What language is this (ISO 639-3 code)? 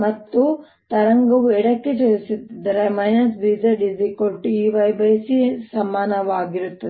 kan